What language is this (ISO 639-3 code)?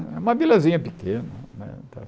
por